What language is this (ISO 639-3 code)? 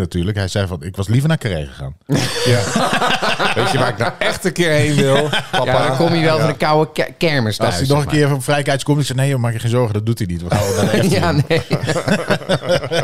nld